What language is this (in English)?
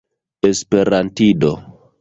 Esperanto